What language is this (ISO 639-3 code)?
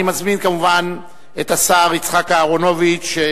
heb